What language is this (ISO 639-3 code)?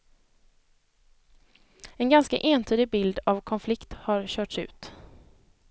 swe